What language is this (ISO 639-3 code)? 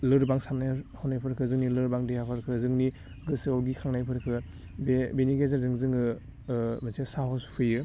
brx